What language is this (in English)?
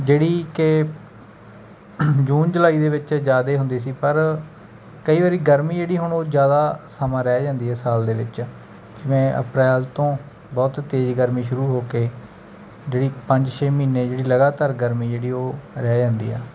Punjabi